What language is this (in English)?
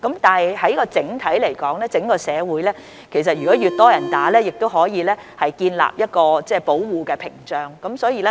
Cantonese